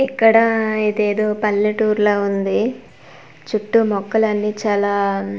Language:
Telugu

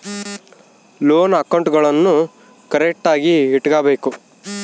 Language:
Kannada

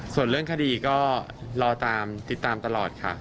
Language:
Thai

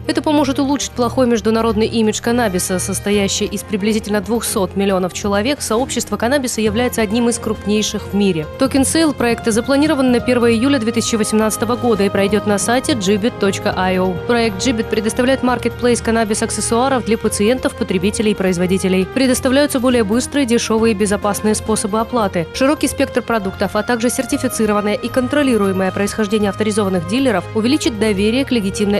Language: Russian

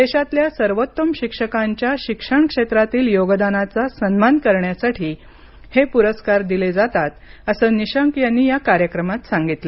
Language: Marathi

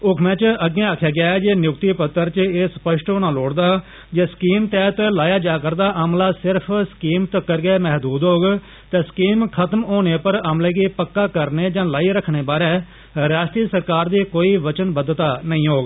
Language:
Dogri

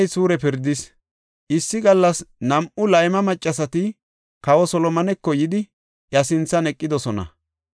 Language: Gofa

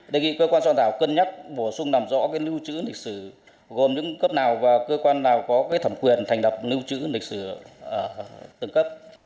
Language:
Vietnamese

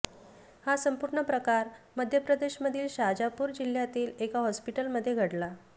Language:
Marathi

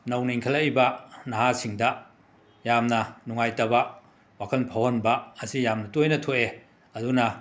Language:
Manipuri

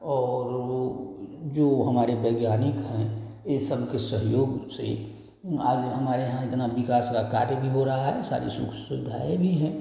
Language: Hindi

